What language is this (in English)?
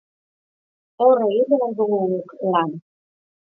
Basque